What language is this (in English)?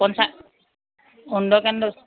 Assamese